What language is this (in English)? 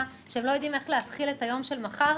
Hebrew